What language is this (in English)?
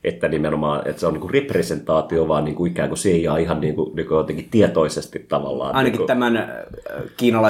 Finnish